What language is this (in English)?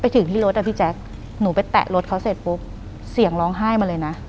Thai